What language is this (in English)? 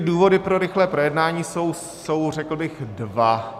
Czech